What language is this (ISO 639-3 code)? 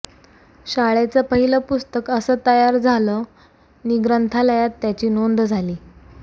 mar